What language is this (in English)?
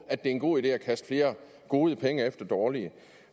Danish